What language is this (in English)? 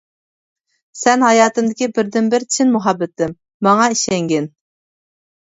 Uyghur